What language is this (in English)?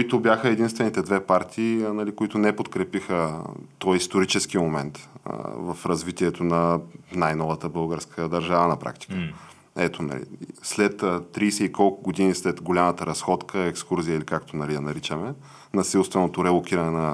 Bulgarian